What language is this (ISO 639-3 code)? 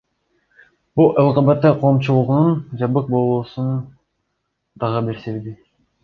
kir